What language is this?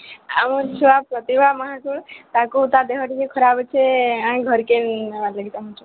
Odia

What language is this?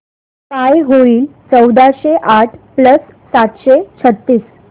Marathi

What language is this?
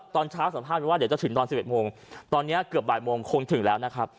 Thai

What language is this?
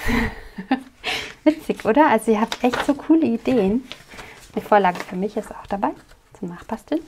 German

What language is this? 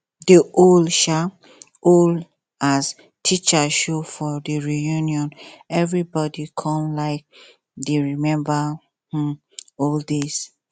Nigerian Pidgin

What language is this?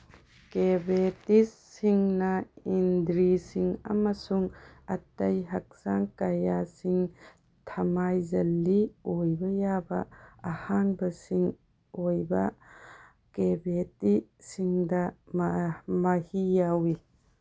Manipuri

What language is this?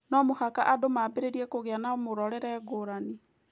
Kikuyu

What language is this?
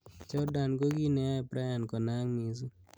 Kalenjin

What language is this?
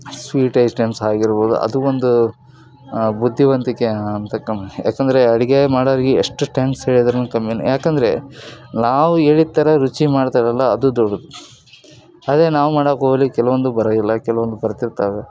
Kannada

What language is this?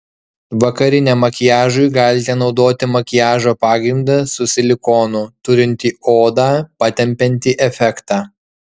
Lithuanian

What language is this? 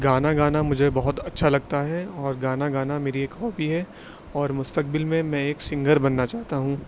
Urdu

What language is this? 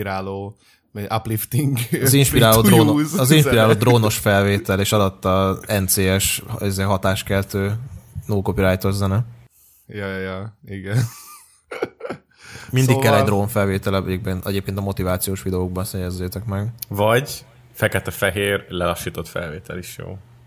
Hungarian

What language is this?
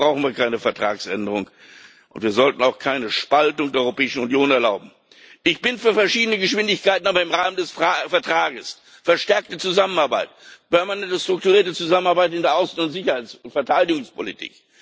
German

